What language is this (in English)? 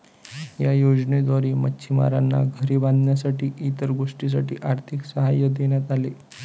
Marathi